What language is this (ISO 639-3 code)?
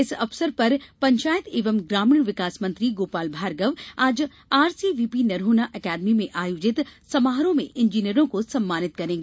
hin